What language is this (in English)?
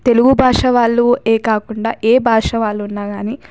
Telugu